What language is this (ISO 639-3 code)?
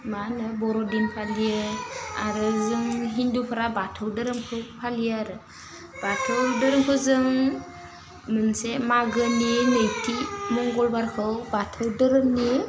brx